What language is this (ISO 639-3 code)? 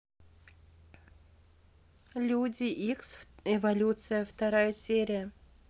rus